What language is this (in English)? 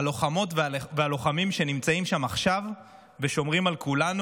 Hebrew